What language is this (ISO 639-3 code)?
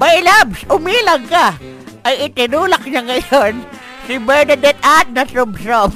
fil